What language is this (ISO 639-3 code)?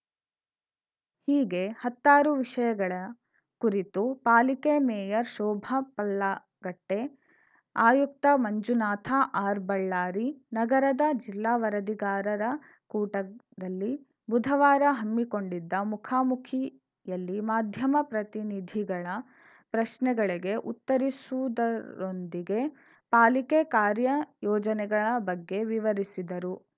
kan